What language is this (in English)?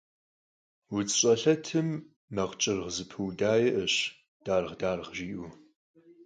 Kabardian